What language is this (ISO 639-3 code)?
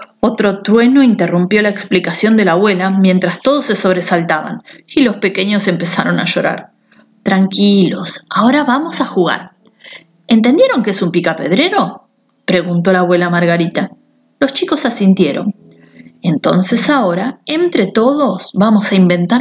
spa